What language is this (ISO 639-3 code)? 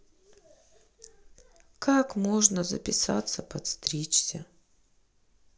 rus